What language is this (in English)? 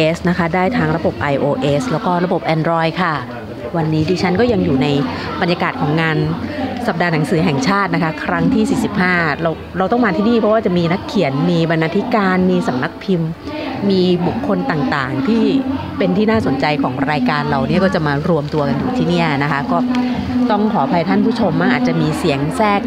Thai